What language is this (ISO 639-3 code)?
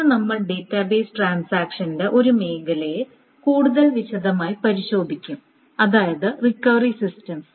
mal